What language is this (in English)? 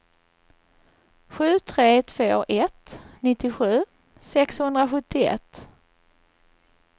Swedish